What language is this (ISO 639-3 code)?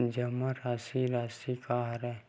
hne